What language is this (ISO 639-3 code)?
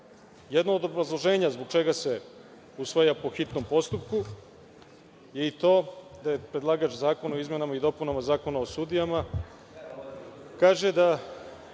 srp